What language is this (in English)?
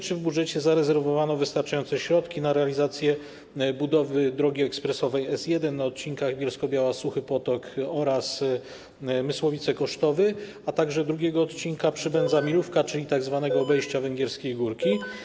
Polish